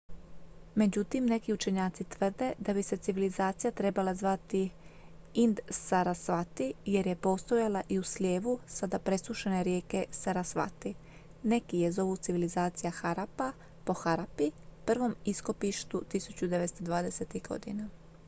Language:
Croatian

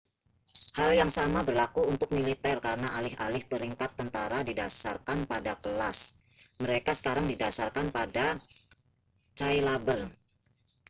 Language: Indonesian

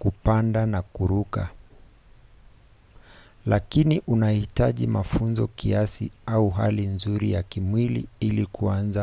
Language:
Swahili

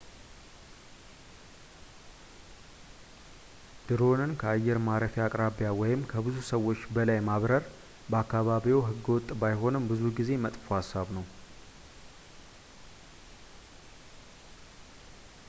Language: Amharic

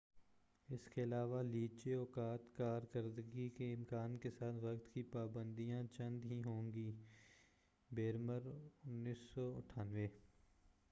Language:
Urdu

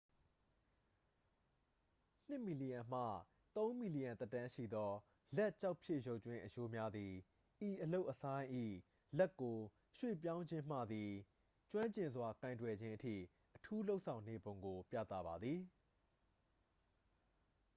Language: Burmese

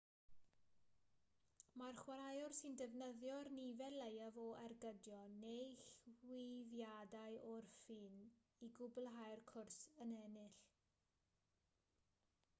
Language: Welsh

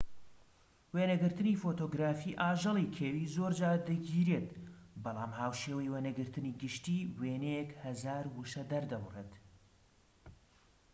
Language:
Central Kurdish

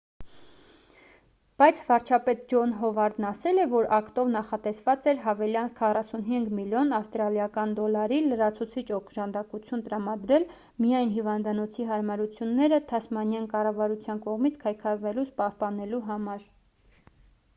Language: Armenian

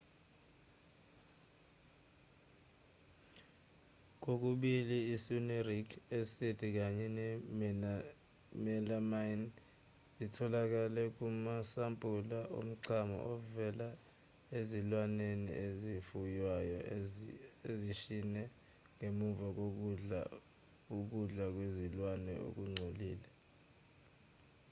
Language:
Zulu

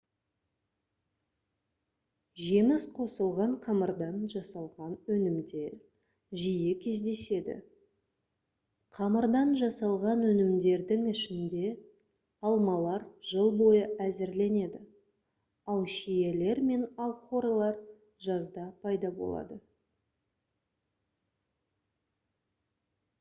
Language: Kazakh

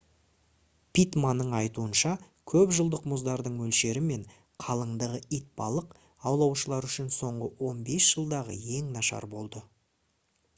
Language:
Kazakh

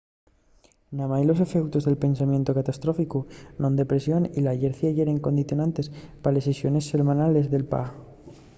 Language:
Asturian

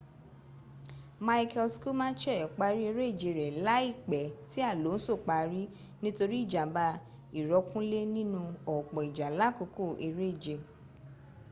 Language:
Yoruba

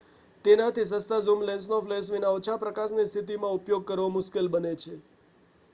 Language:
Gujarati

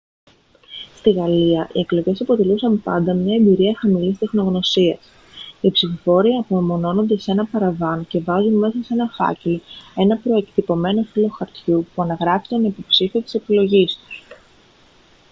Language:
Greek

